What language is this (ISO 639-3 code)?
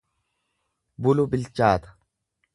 orm